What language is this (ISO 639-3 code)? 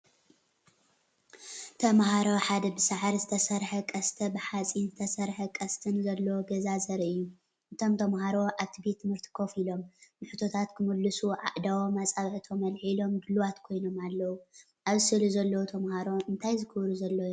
tir